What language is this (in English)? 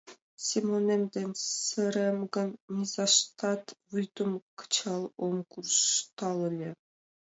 Mari